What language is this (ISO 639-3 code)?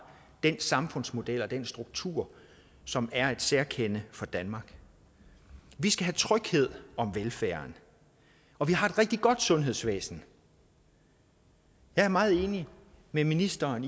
dan